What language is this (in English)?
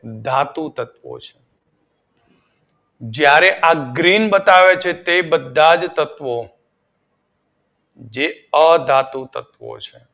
Gujarati